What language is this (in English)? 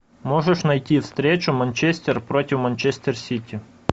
Russian